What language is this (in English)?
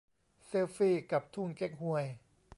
Thai